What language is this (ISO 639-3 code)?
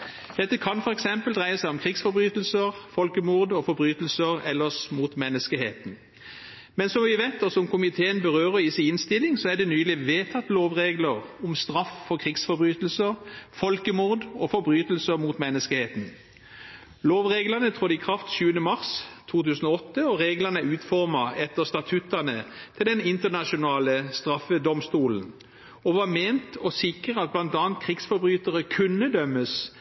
nob